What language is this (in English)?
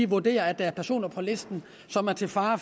Danish